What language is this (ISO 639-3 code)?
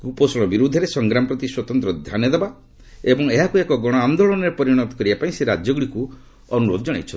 ori